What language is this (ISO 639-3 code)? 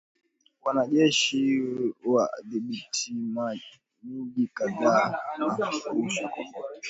swa